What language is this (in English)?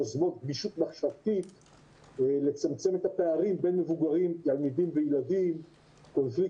Hebrew